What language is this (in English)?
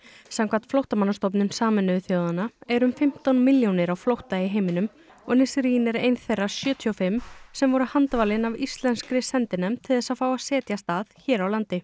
Icelandic